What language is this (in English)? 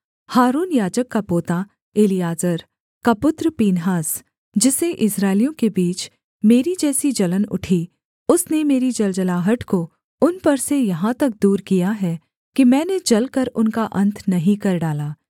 Hindi